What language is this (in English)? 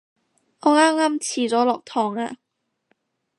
Cantonese